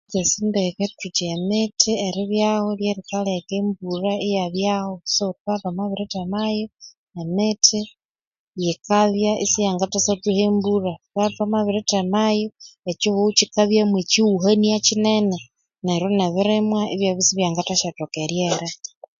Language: Konzo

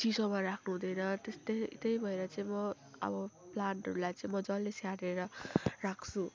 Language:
Nepali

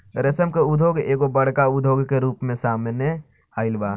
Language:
Bhojpuri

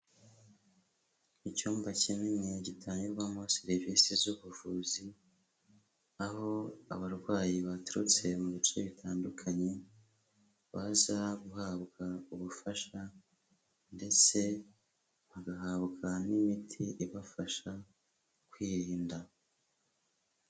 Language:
Kinyarwanda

